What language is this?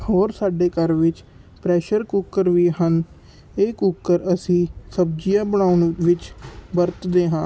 Punjabi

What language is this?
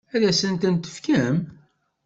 Kabyle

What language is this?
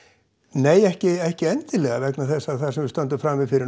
Icelandic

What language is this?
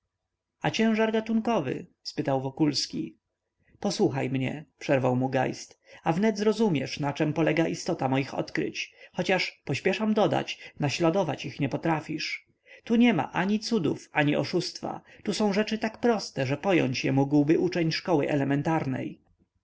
Polish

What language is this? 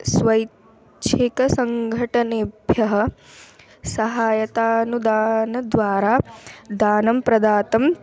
Sanskrit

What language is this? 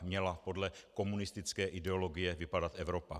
Czech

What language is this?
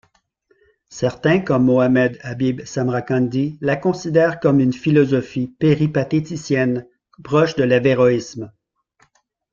French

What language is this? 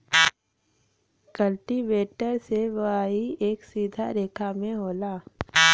Bhojpuri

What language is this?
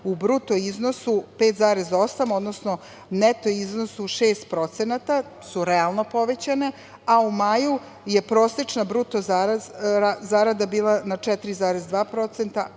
Serbian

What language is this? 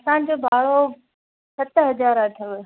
Sindhi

